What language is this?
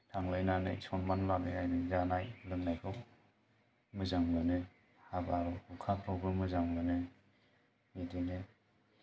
Bodo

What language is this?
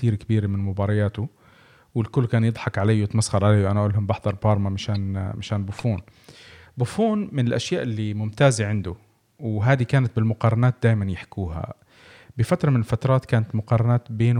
Arabic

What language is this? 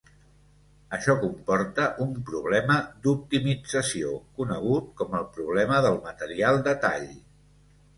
Catalan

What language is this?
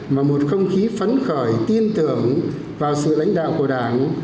Vietnamese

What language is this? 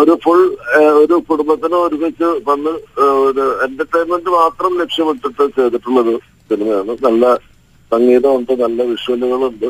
Malayalam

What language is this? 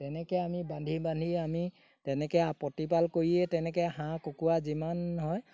Assamese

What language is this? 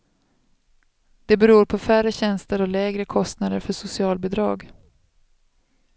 Swedish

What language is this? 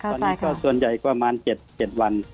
Thai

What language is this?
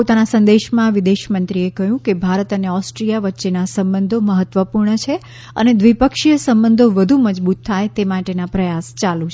Gujarati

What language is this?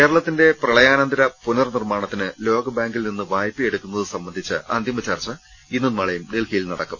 Malayalam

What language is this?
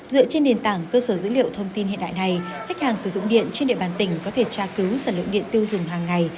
Vietnamese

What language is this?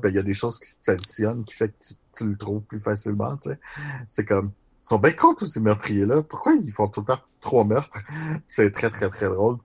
French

